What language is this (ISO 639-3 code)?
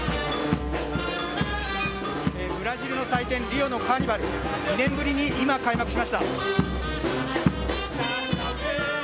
jpn